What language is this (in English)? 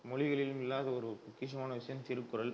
Tamil